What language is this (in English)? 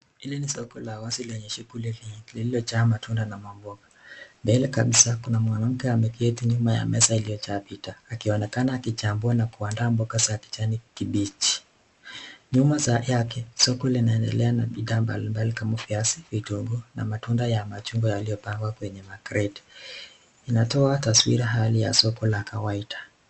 Swahili